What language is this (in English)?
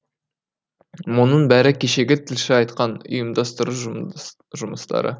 Kazakh